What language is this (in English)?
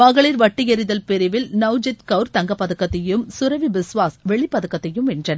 Tamil